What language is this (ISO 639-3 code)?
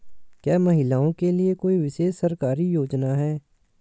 hin